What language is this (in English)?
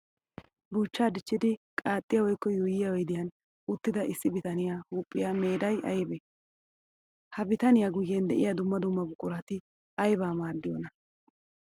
Wolaytta